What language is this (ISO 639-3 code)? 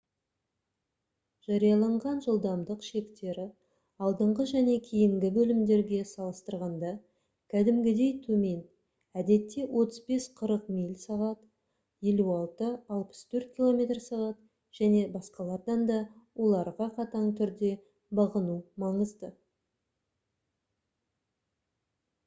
kaz